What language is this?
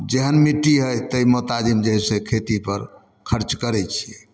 Maithili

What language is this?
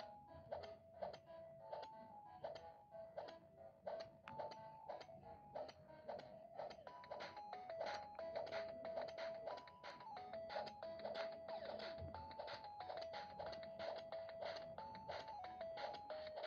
Arabic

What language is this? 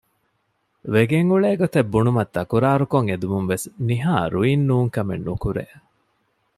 Divehi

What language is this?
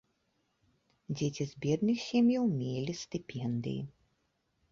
Belarusian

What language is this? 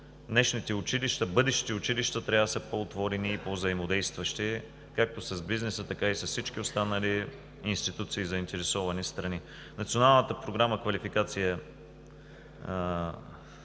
Bulgarian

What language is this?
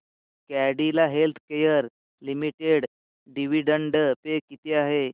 Marathi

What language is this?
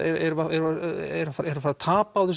Icelandic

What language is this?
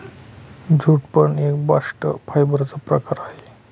Marathi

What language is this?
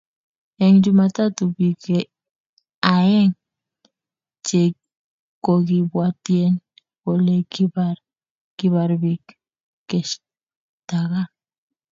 Kalenjin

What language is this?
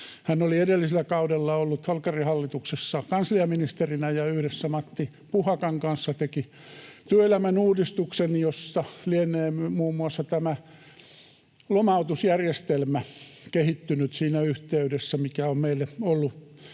Finnish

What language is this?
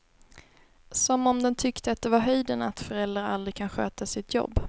Swedish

